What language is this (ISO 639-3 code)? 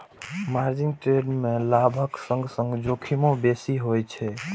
mai